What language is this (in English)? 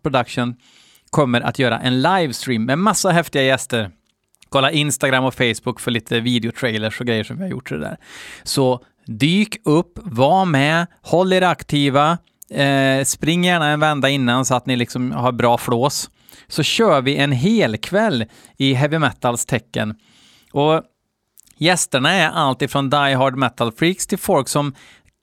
Swedish